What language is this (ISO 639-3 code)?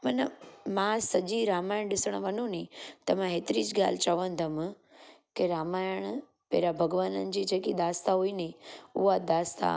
snd